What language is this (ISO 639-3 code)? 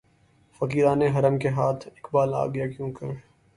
urd